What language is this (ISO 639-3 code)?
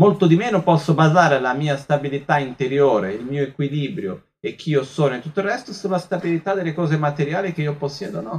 ita